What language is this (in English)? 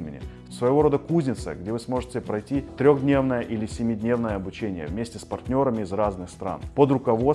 Russian